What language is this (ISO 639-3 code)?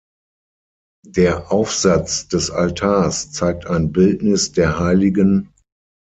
deu